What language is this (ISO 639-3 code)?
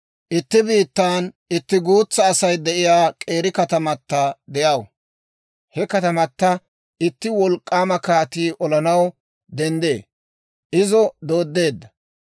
dwr